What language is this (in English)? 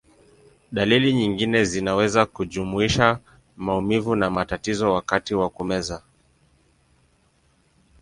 Swahili